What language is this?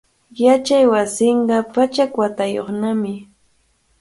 Cajatambo North Lima Quechua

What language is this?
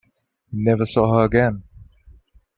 English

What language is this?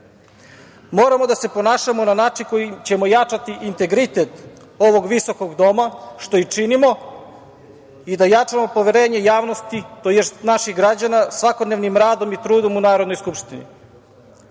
Serbian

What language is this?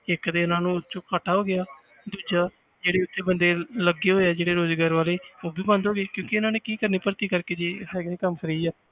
Punjabi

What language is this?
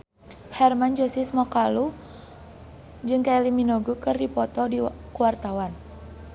Sundanese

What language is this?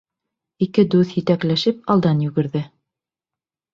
Bashkir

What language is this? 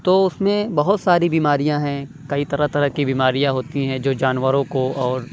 Urdu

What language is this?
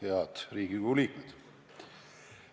Estonian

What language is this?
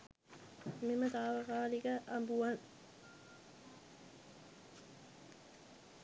Sinhala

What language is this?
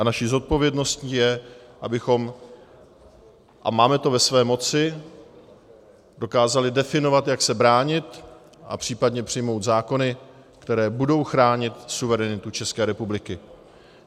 Czech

